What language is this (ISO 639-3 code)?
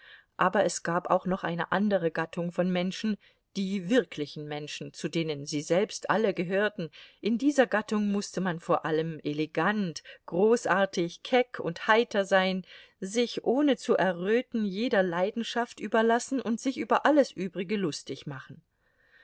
deu